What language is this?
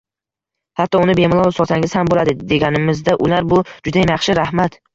Uzbek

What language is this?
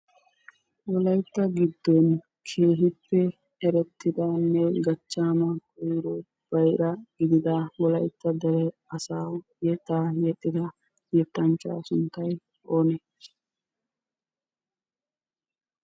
Wolaytta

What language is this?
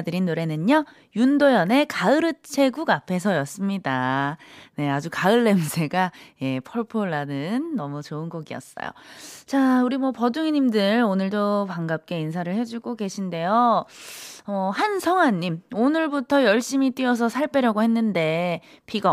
Korean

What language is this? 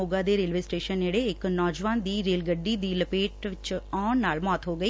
Punjabi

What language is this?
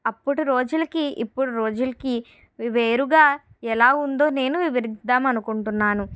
Telugu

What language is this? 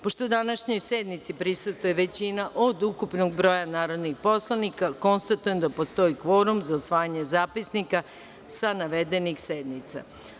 Serbian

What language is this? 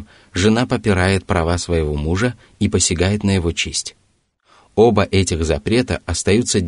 Russian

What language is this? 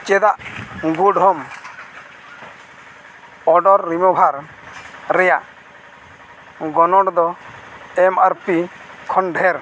Santali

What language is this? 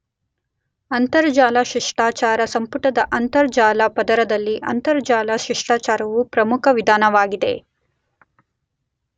Kannada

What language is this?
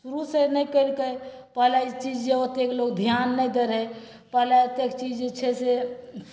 Maithili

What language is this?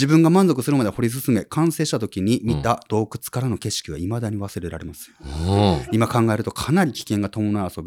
Japanese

